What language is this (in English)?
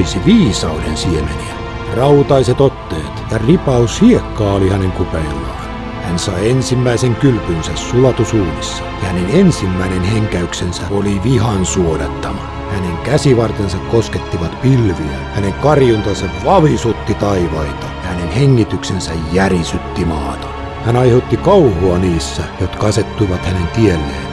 Finnish